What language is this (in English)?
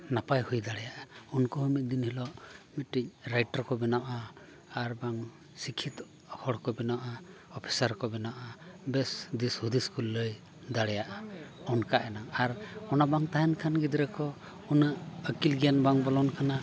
Santali